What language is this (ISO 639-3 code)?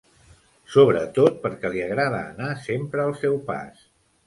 cat